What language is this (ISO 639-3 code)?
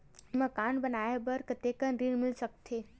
hne